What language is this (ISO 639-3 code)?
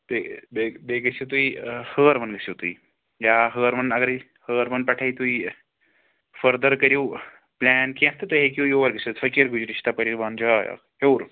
kas